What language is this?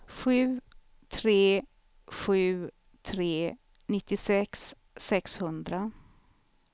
Swedish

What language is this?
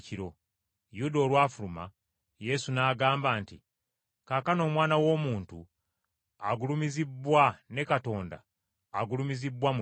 Ganda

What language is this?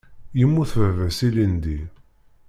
Kabyle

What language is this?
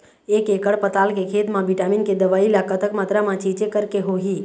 Chhattisgarhi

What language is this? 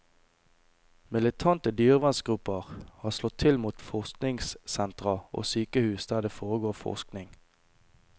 Norwegian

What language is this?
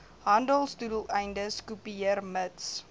Afrikaans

